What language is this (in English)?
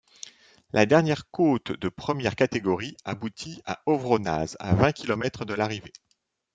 French